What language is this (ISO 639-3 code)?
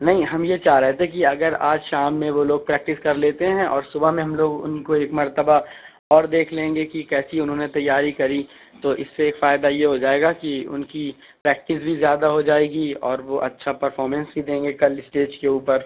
urd